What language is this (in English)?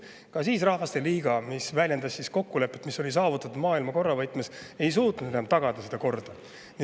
Estonian